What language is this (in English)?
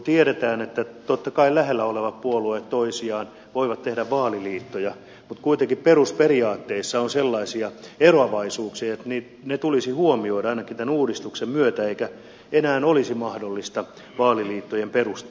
Finnish